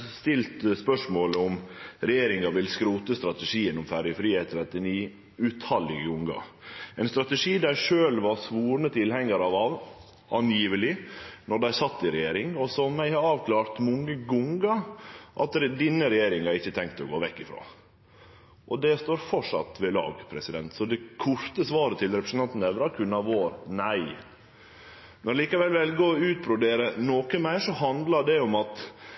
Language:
Norwegian Nynorsk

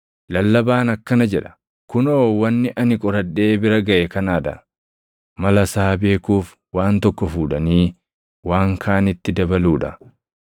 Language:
Oromo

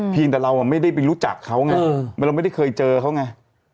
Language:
Thai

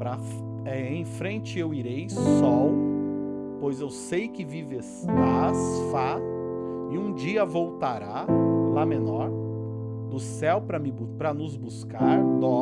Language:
Portuguese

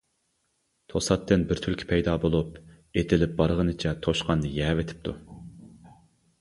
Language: Uyghur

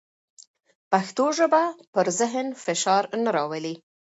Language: Pashto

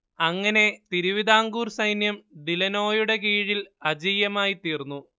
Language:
Malayalam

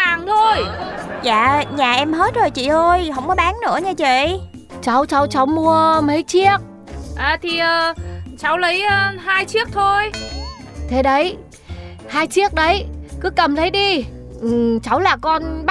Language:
Vietnamese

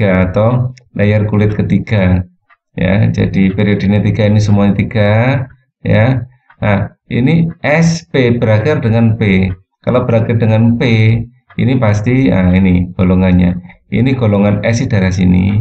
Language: Indonesian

